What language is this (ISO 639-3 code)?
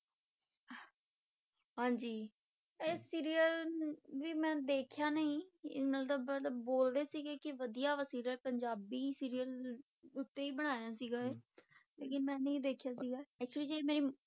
pan